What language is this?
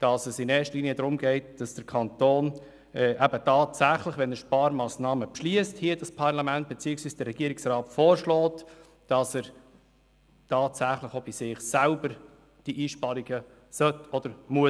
Swiss German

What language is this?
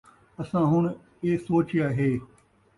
Saraiki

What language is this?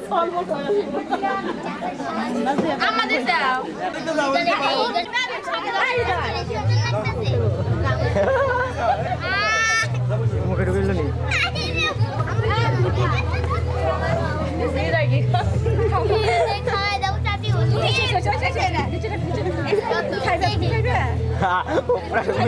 Bangla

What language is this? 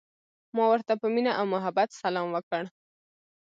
Pashto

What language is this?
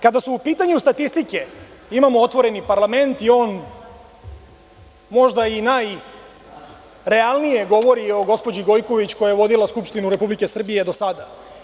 Serbian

